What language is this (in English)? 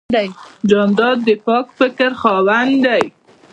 Pashto